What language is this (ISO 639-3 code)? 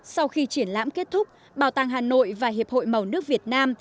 vie